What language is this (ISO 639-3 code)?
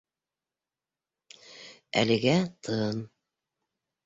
bak